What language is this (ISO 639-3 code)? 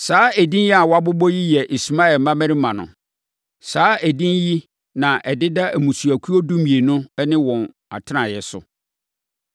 aka